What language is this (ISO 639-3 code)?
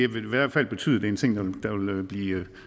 dan